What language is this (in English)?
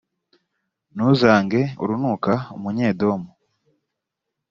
Kinyarwanda